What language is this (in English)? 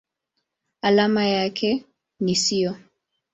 Swahili